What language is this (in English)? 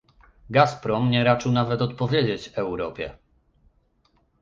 Polish